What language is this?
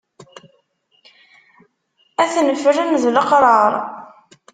Kabyle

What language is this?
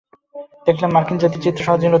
Bangla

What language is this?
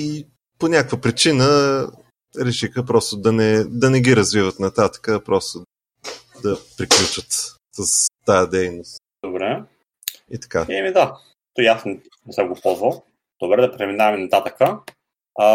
Bulgarian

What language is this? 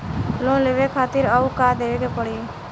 Bhojpuri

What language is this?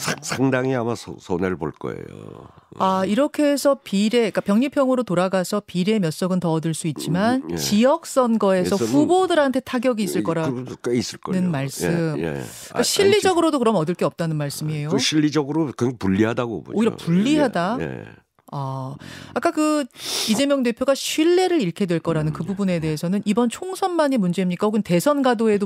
Korean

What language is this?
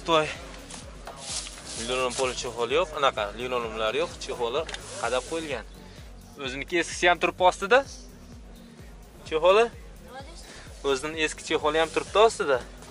Turkish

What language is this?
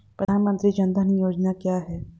Hindi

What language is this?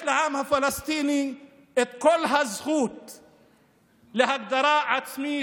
Hebrew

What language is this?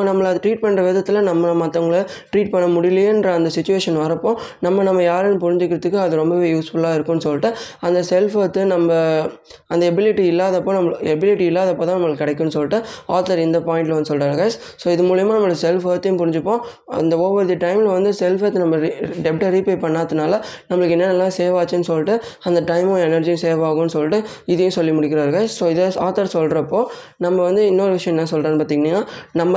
Tamil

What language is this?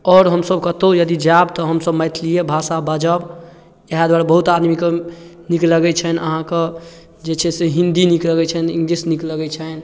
Maithili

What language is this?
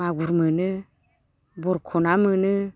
Bodo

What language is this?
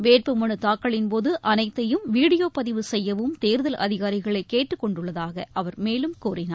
Tamil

